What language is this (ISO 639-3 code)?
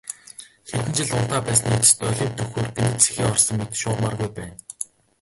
mon